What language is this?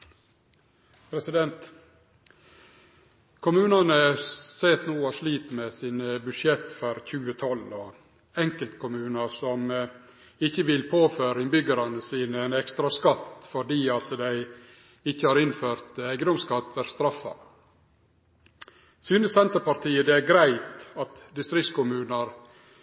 Norwegian Nynorsk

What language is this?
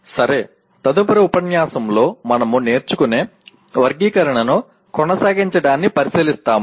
Telugu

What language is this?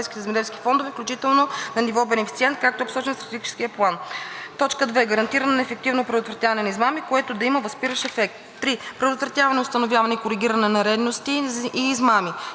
Bulgarian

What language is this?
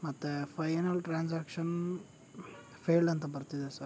Kannada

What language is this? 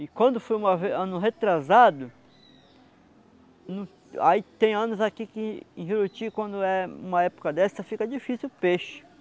Portuguese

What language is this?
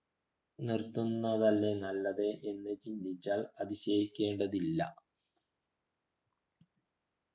Malayalam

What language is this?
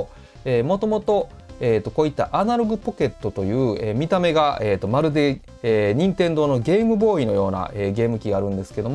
Japanese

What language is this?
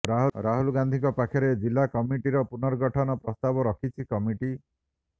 Odia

